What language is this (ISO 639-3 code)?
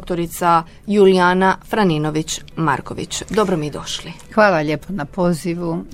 hrv